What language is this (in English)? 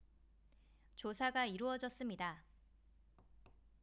Korean